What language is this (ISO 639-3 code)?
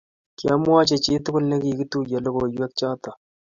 kln